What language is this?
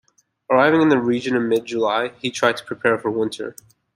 English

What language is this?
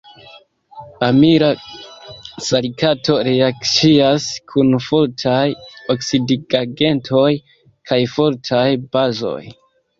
Esperanto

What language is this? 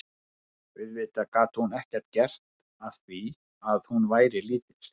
Icelandic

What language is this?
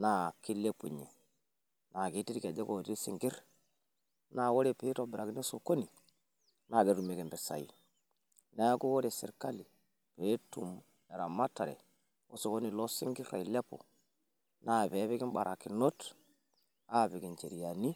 Masai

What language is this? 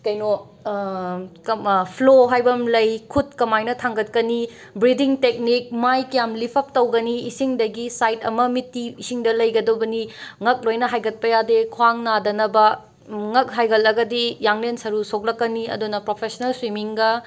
Manipuri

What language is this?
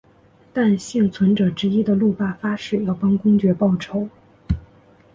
Chinese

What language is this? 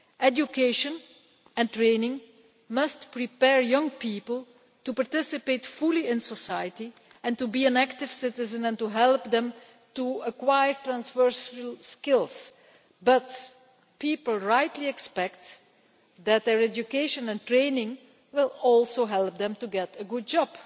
English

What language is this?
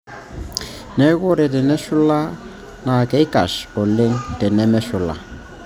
Masai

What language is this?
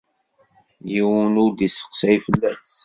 Kabyle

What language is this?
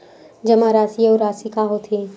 Chhattisgarhi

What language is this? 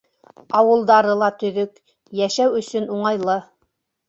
Bashkir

